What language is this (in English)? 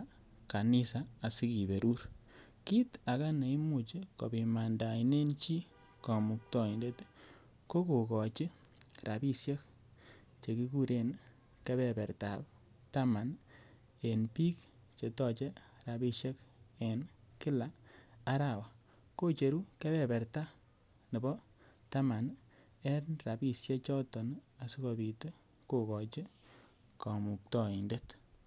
Kalenjin